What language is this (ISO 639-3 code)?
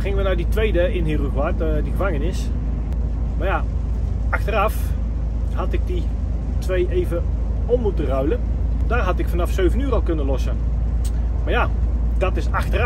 nld